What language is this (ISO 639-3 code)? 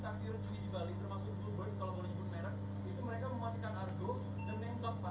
ind